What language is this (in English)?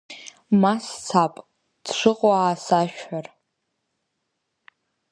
Abkhazian